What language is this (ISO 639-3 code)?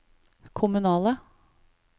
nor